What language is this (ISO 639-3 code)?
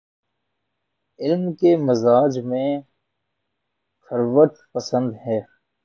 urd